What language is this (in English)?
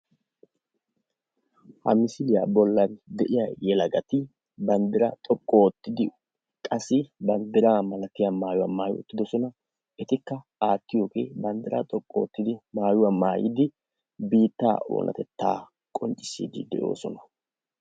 Wolaytta